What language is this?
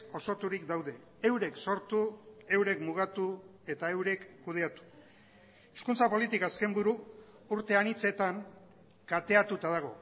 Basque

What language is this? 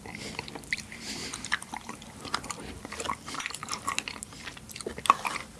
Korean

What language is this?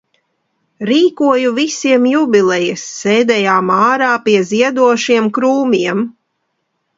Latvian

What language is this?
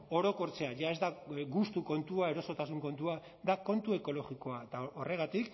Basque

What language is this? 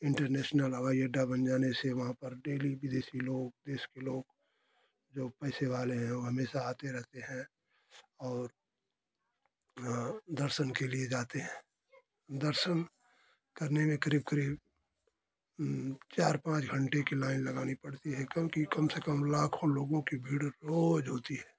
Hindi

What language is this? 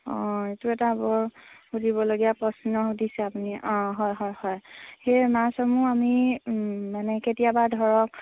Assamese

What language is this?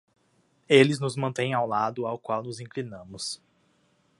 Portuguese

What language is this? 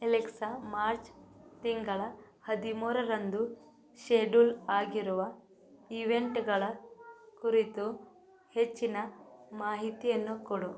Kannada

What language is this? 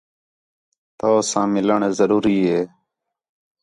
Khetrani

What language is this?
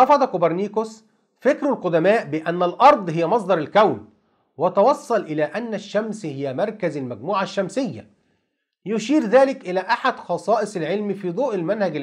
Arabic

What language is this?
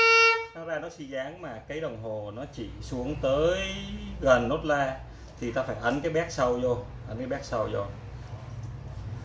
Vietnamese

